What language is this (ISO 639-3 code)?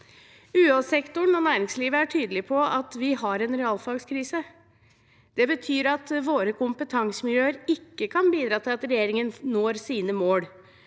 nor